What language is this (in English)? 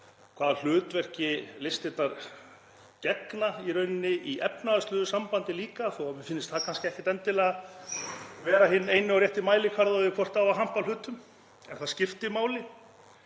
Icelandic